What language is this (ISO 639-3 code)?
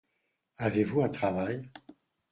fra